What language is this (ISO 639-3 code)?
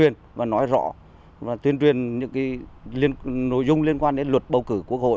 vie